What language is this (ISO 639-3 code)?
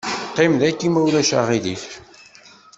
kab